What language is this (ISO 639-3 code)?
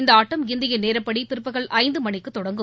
tam